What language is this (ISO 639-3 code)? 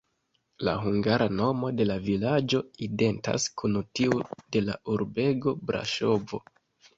epo